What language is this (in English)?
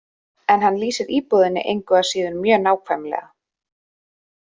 Icelandic